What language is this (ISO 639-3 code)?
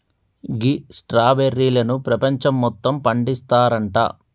tel